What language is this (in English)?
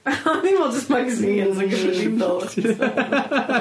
Welsh